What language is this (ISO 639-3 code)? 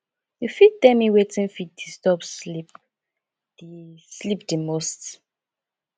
pcm